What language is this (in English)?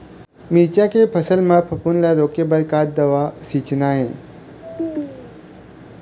Chhattisgarhi